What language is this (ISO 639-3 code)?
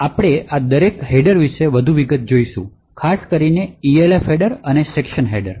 guj